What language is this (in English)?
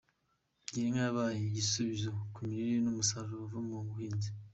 Kinyarwanda